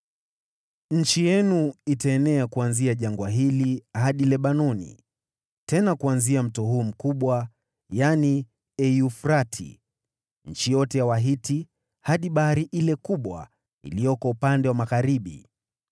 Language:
Swahili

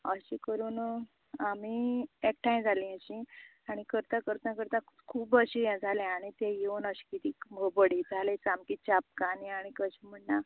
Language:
Konkani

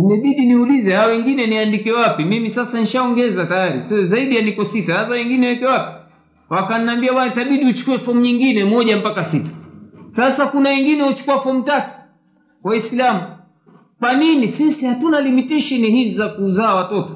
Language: Swahili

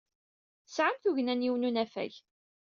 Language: Kabyle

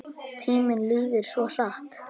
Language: Icelandic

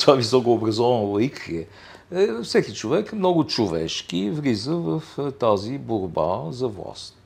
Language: Bulgarian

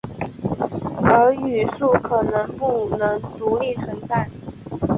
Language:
Chinese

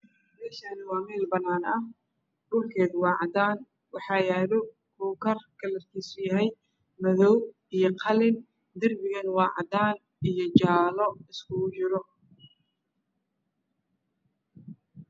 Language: Somali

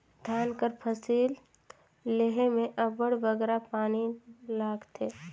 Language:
Chhattisgarhi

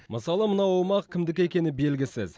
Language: Kazakh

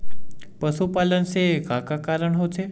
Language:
Chhattisgarhi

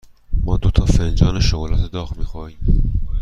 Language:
Persian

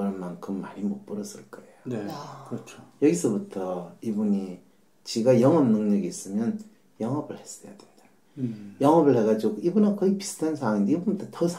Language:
Korean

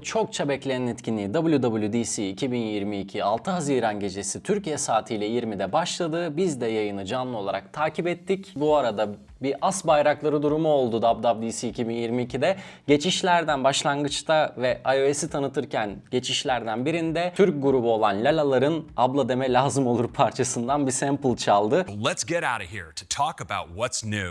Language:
Turkish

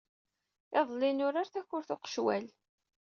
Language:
Kabyle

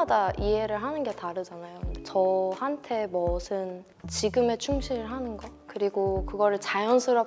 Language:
Korean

